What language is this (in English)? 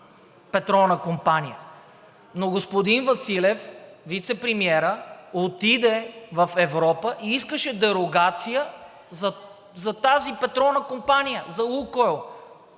Bulgarian